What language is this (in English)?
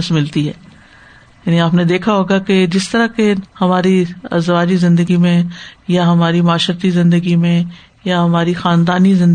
Urdu